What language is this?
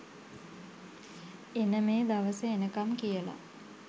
Sinhala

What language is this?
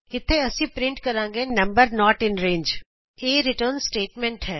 Punjabi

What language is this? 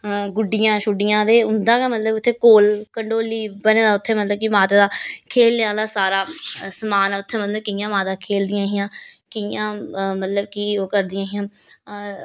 Dogri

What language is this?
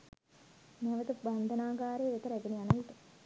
Sinhala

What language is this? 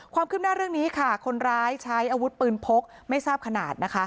Thai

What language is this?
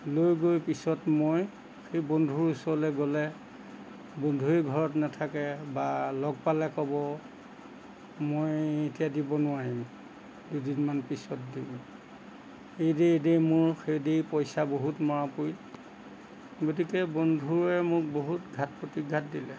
Assamese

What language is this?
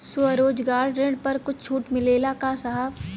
Bhojpuri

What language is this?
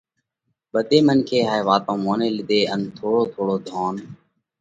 Parkari Koli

